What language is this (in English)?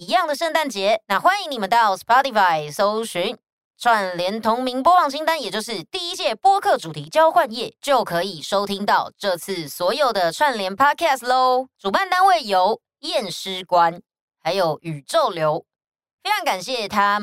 Chinese